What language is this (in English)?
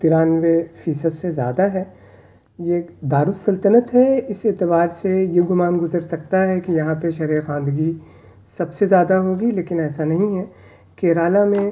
Urdu